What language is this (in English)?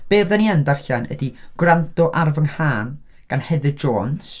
Welsh